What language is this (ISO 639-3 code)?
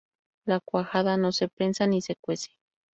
spa